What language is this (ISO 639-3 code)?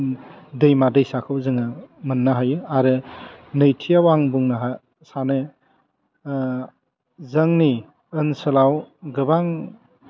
brx